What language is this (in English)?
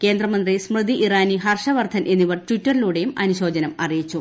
Malayalam